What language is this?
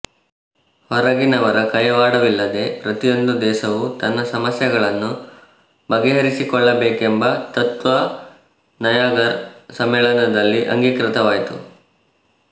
Kannada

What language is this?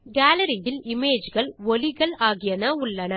Tamil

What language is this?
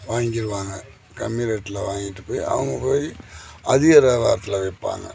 Tamil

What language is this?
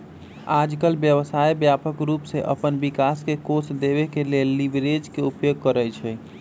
Magahi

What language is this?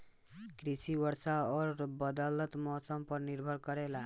Bhojpuri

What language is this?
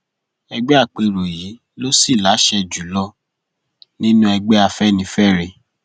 Yoruba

